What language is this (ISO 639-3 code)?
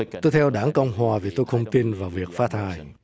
vie